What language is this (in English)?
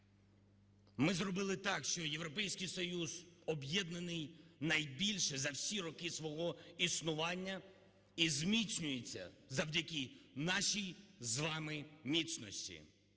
Ukrainian